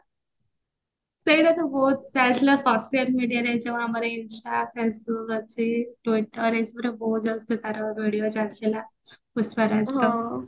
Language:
Odia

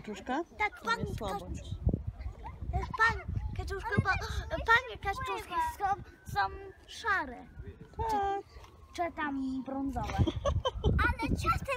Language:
Polish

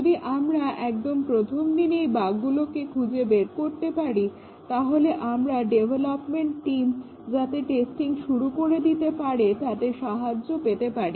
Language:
Bangla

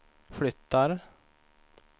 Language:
Swedish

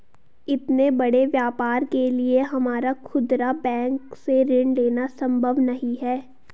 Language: Hindi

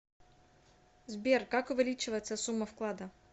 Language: Russian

